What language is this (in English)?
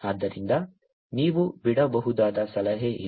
Kannada